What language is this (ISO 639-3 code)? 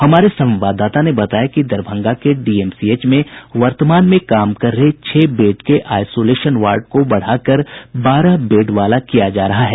hin